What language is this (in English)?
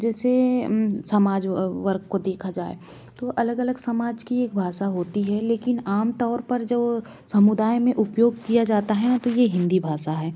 Hindi